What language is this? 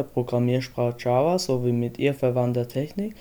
German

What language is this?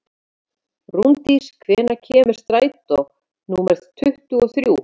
Icelandic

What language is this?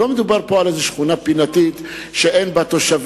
Hebrew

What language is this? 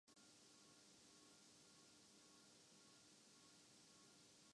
Urdu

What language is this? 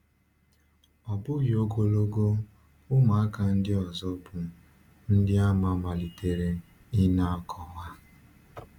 Igbo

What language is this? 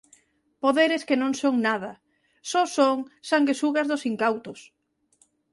Galician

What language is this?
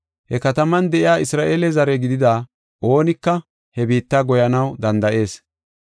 Gofa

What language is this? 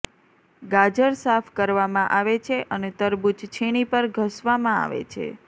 Gujarati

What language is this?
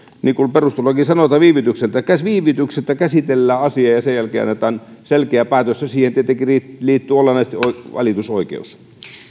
Finnish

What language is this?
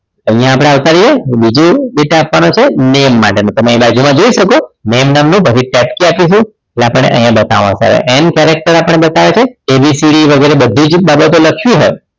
Gujarati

